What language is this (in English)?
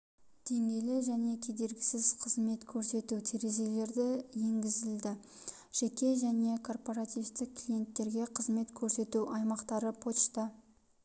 Kazakh